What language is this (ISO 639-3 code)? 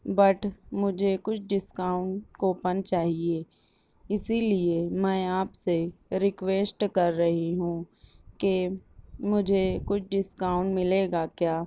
urd